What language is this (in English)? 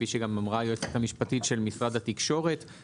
Hebrew